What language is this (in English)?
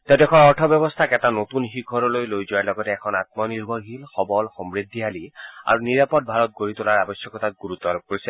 Assamese